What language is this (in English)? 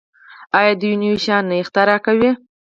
Pashto